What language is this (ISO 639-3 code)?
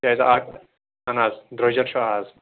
kas